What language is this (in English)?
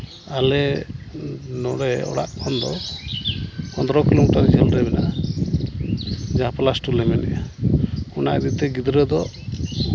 Santali